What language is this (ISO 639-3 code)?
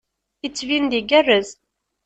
kab